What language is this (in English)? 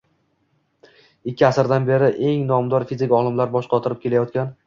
Uzbek